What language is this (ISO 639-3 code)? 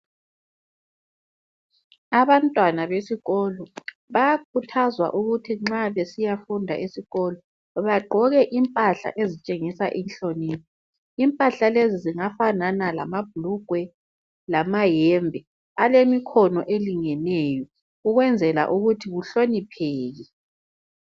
nde